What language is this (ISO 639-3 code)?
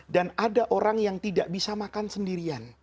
ind